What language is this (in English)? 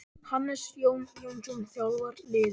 Icelandic